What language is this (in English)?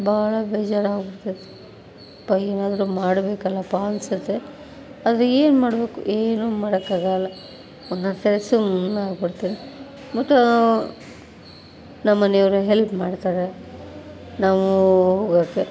Kannada